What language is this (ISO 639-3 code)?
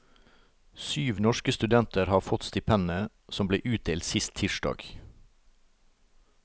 nor